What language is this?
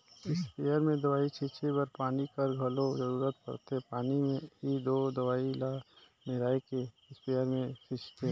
Chhattisgarhi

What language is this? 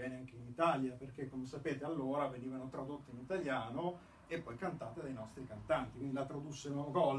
Italian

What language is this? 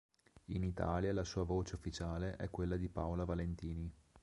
Italian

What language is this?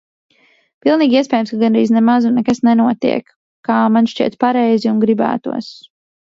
Latvian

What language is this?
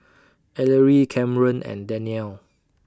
English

